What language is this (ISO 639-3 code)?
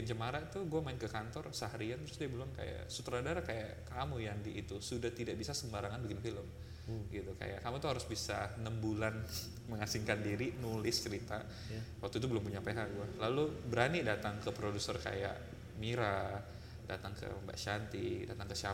ind